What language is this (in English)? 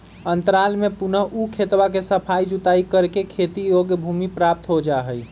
Magahi